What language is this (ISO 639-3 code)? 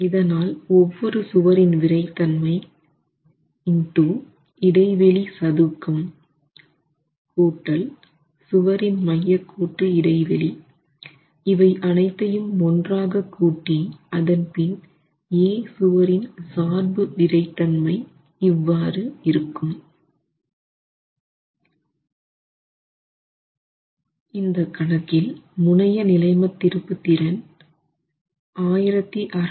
tam